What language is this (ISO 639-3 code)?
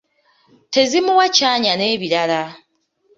lug